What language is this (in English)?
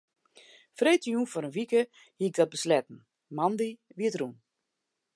Western Frisian